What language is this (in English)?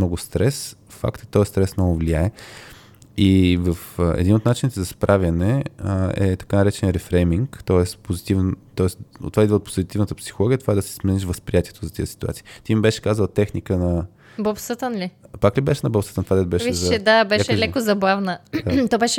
Bulgarian